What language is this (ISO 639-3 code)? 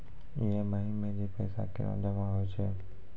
mai